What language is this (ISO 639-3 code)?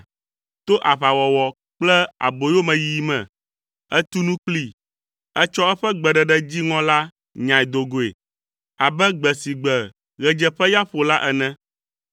ewe